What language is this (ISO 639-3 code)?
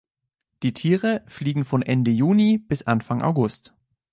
deu